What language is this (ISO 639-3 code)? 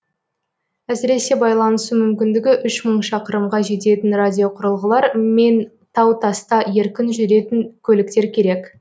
kaz